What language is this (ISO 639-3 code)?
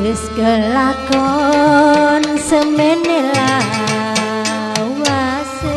ind